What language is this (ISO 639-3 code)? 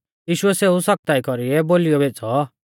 bfz